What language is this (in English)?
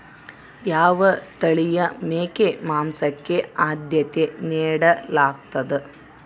Kannada